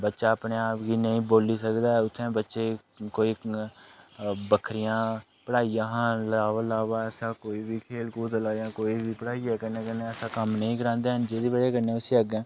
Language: Dogri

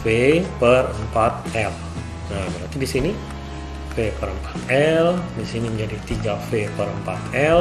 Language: Indonesian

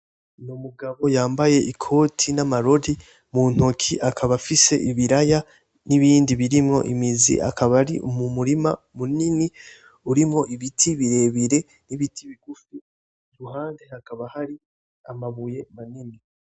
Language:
Rundi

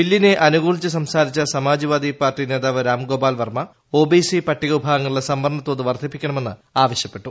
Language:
Malayalam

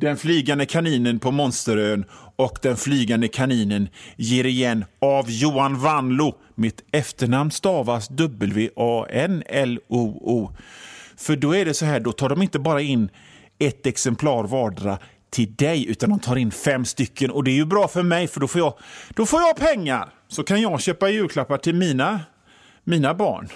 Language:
Swedish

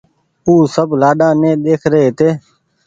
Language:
Goaria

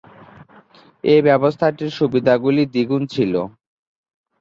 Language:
Bangla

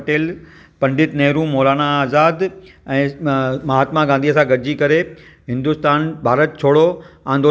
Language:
Sindhi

